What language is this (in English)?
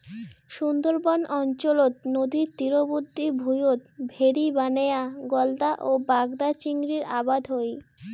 Bangla